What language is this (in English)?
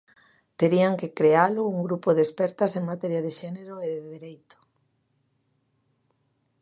Galician